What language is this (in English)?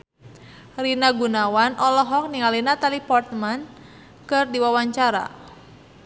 Sundanese